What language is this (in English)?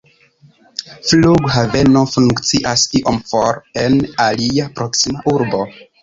Esperanto